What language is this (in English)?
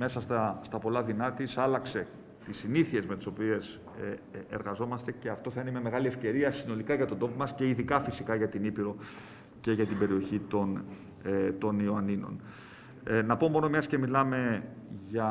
Greek